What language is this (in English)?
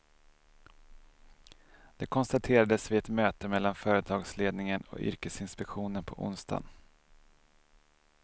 Swedish